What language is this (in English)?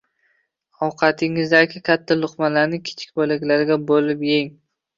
Uzbek